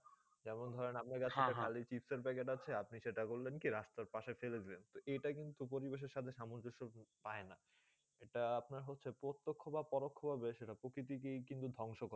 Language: Bangla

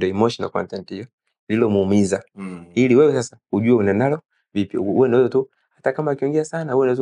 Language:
Swahili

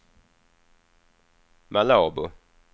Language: Swedish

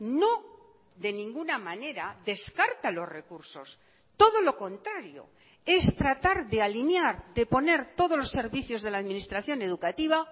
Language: Spanish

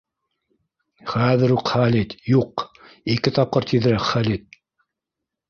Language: Bashkir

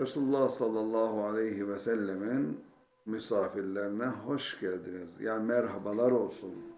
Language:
Turkish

